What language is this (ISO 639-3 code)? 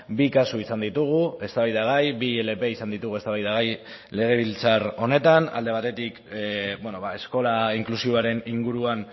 eus